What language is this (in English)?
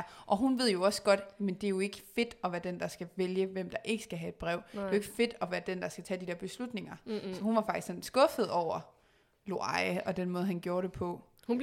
Danish